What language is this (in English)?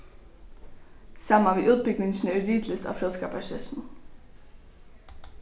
Faroese